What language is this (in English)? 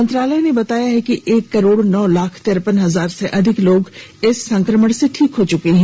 Hindi